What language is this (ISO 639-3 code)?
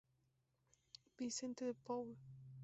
spa